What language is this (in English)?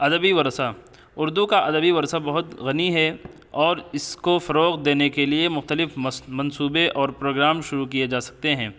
Urdu